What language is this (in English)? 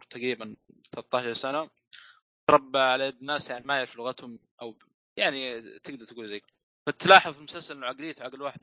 Arabic